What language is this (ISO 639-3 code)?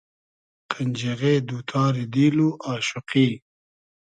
haz